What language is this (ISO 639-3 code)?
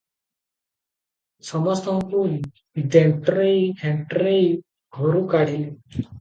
ori